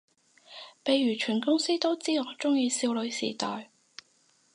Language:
Cantonese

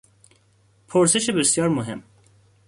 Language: Persian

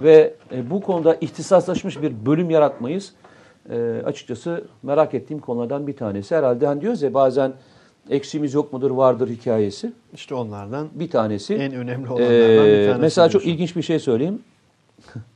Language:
Turkish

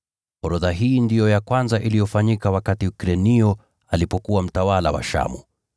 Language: Swahili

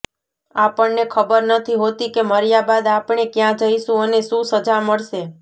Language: Gujarati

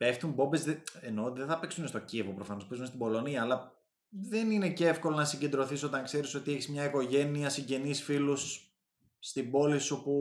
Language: Greek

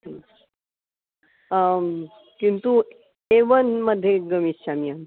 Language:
Sanskrit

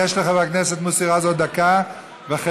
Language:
Hebrew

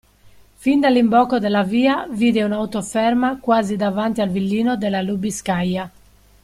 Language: Italian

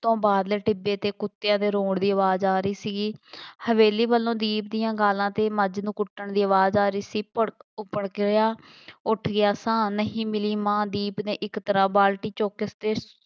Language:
Punjabi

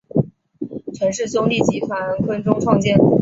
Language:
Chinese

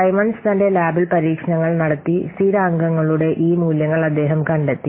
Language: Malayalam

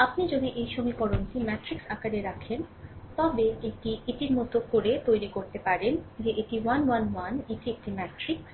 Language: Bangla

